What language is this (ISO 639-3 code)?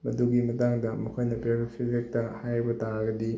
mni